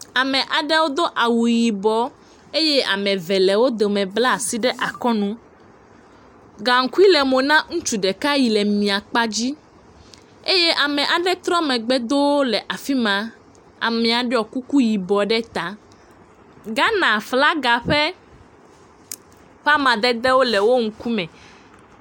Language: Ewe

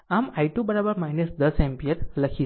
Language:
Gujarati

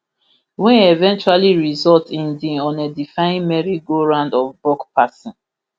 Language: Nigerian Pidgin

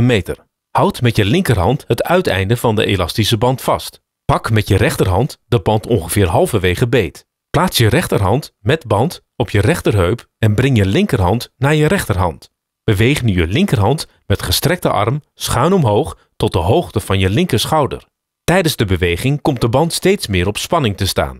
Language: Dutch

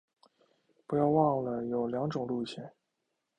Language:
Chinese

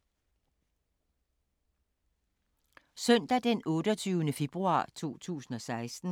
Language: Danish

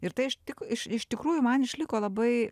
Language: Lithuanian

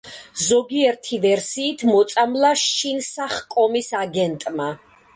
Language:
Georgian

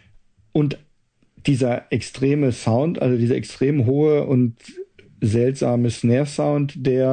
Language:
German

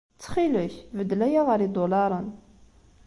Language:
Kabyle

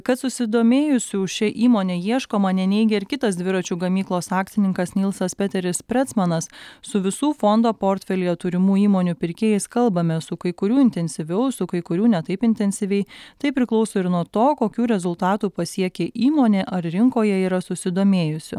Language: Lithuanian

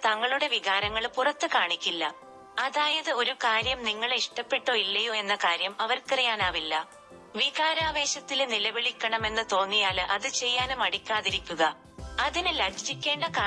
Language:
Malayalam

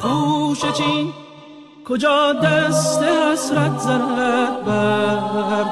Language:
Persian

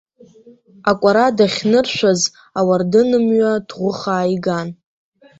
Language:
Abkhazian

